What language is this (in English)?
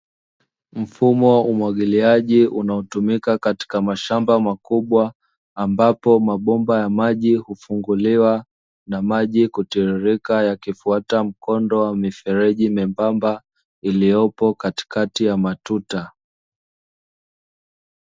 Swahili